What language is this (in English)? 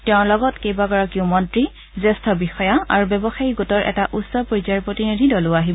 Assamese